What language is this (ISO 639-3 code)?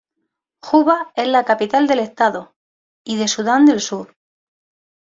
spa